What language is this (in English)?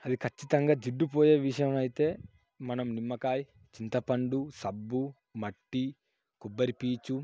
Telugu